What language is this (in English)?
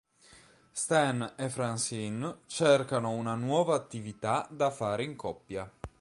Italian